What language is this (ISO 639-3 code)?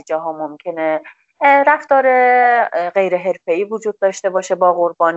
fas